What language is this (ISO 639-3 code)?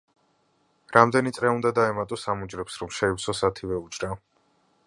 kat